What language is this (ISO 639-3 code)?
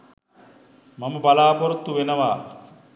sin